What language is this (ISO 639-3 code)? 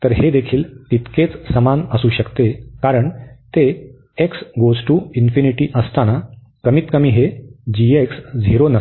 mar